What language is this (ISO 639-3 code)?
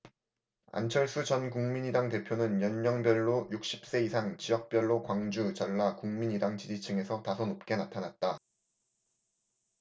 kor